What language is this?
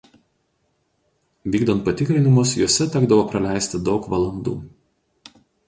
Lithuanian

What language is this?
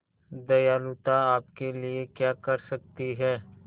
Hindi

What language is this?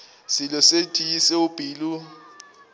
Northern Sotho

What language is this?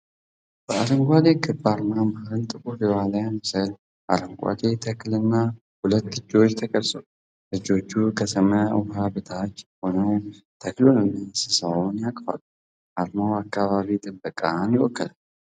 Amharic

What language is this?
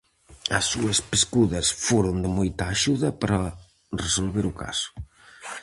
Galician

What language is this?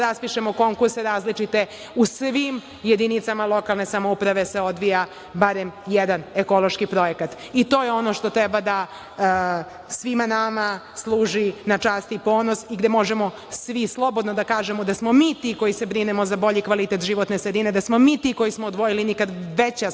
Serbian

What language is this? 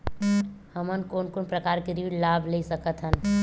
Chhattisgarhi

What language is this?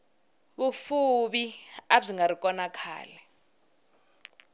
Tsonga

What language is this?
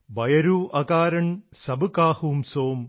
Malayalam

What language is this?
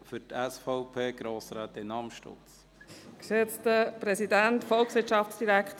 Swiss German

